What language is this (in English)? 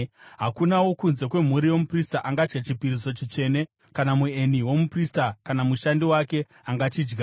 Shona